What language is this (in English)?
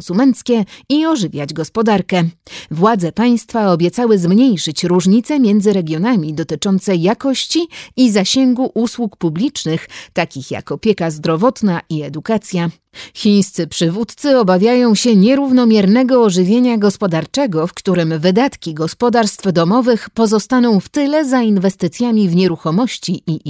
Polish